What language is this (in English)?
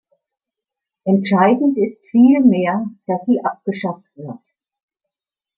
German